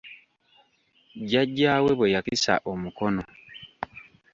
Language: Ganda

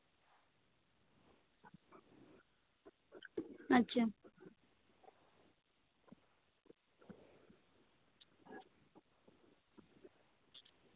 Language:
Santali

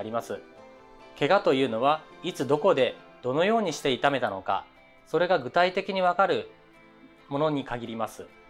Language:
Japanese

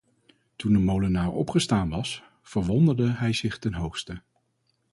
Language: Dutch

